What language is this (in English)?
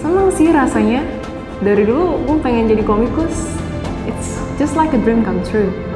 Indonesian